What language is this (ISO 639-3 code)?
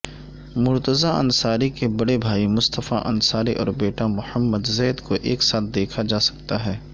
urd